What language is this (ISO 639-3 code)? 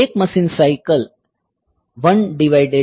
guj